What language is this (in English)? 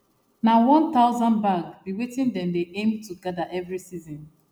Nigerian Pidgin